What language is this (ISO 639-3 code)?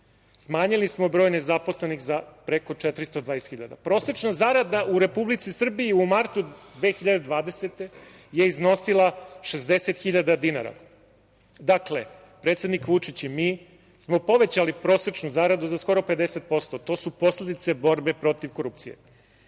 srp